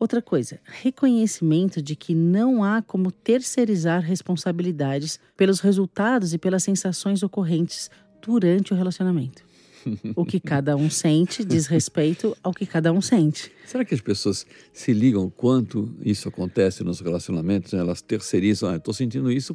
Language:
Portuguese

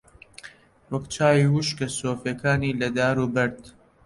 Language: Central Kurdish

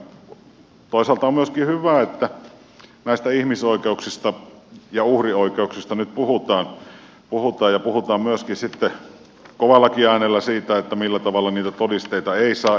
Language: Finnish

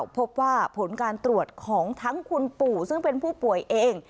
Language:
Thai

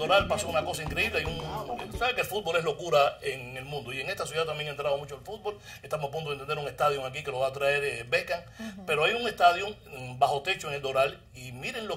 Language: Spanish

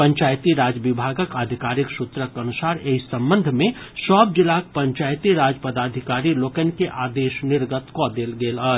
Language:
Maithili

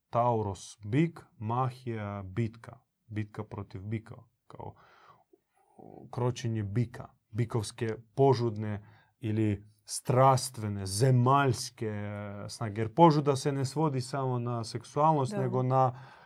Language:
Croatian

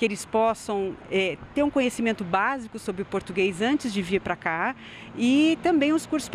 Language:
Portuguese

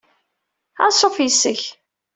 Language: Kabyle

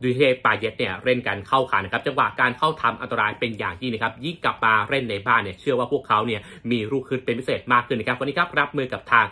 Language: Thai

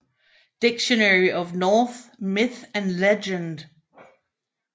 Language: Danish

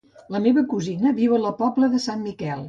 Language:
Catalan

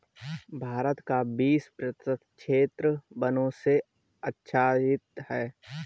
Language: Hindi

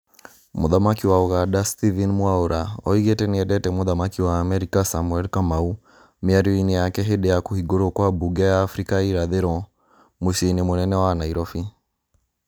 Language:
Kikuyu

